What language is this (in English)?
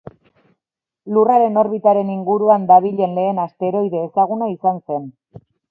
Basque